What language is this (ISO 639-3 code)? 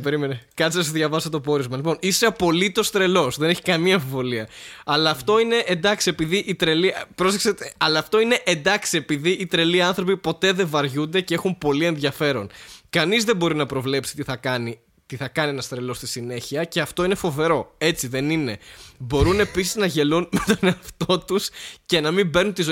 ell